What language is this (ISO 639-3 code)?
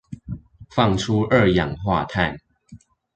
zho